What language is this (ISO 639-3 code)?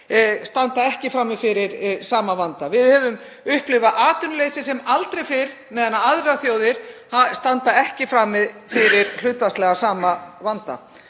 isl